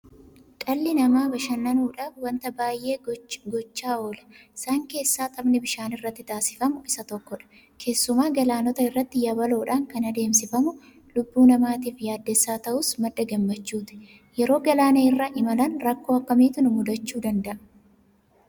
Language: Oromo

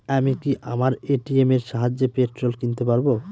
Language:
Bangla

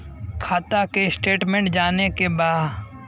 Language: Bhojpuri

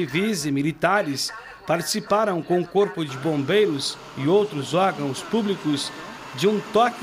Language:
Portuguese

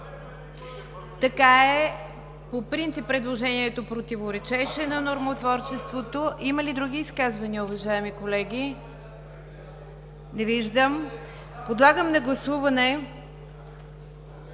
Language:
Bulgarian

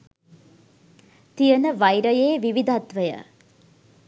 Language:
Sinhala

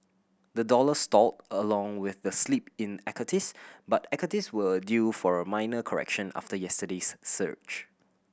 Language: English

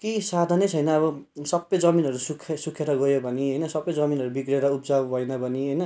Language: Nepali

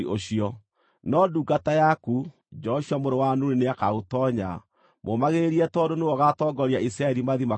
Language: Kikuyu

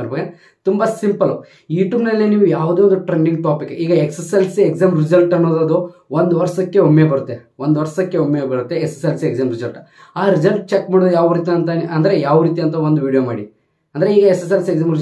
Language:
Kannada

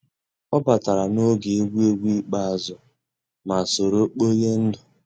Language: Igbo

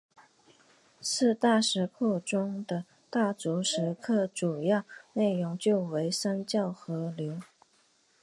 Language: Chinese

